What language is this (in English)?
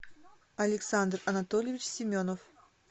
Russian